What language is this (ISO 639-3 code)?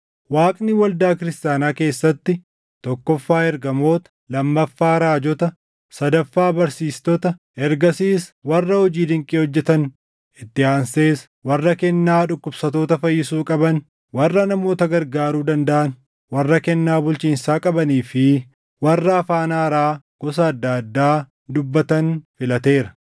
orm